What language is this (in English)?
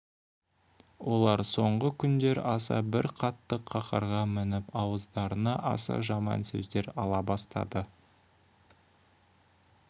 Kazakh